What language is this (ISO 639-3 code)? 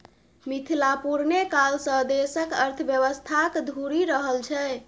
mai